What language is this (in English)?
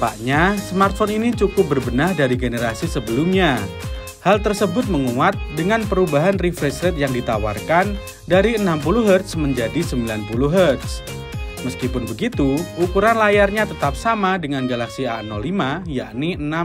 Indonesian